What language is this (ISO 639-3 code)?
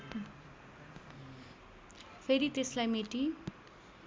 nep